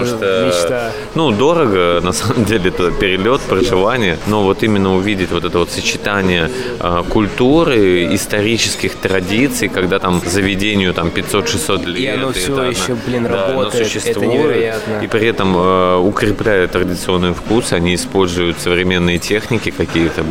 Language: Russian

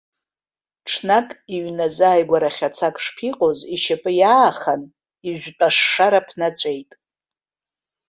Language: Abkhazian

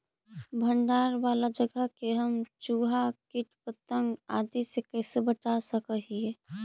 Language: Magahi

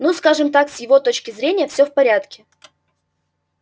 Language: Russian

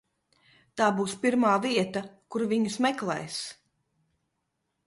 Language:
Latvian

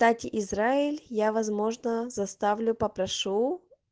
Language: Russian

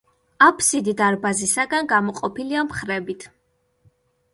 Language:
Georgian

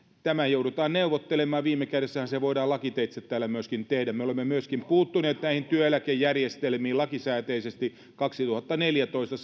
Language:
Finnish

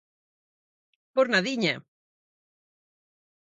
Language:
Galician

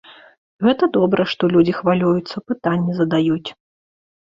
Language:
Belarusian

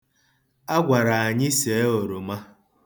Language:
Igbo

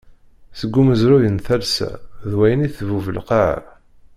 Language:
Kabyle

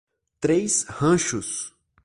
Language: Portuguese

